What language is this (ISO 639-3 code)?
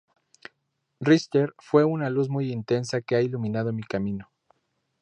spa